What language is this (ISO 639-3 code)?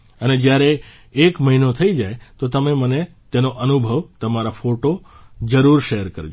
guj